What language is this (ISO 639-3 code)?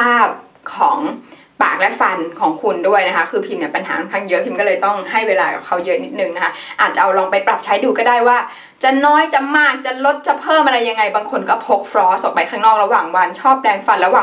tha